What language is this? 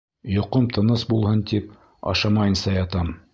Bashkir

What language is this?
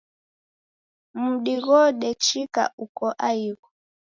Taita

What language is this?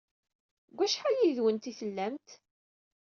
Kabyle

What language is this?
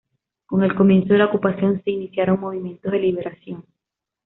Spanish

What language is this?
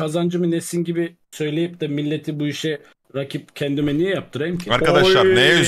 Turkish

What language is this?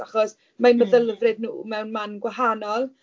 Welsh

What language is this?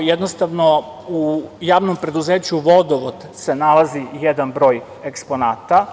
Serbian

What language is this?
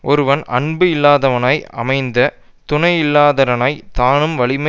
Tamil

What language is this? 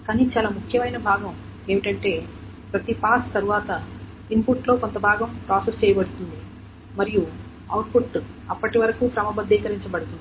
Telugu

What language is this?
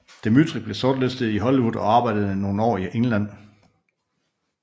Danish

